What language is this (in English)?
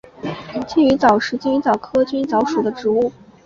Chinese